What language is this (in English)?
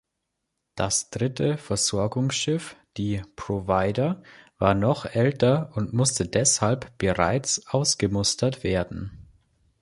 German